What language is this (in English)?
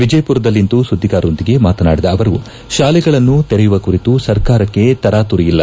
Kannada